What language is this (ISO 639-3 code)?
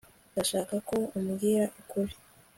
kin